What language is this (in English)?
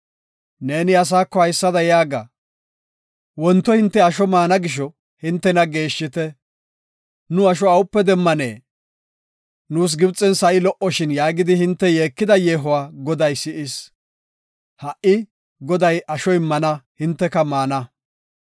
Gofa